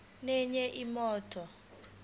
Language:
Zulu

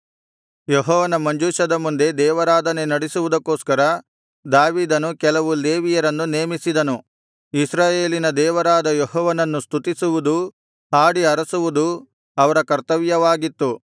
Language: Kannada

